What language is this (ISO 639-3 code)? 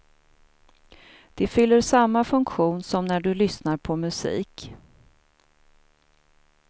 swe